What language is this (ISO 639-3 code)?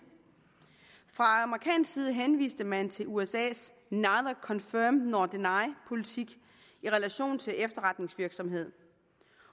dan